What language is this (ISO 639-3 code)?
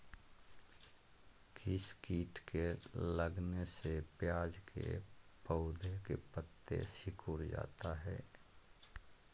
mag